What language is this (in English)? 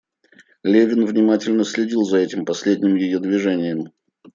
Russian